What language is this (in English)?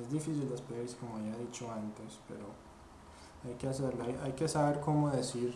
Spanish